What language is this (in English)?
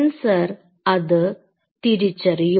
Malayalam